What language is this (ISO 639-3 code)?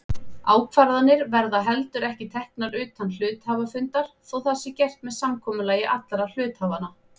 isl